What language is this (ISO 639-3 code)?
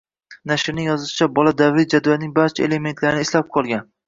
uzb